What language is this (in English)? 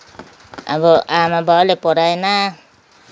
Nepali